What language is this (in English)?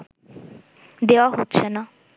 Bangla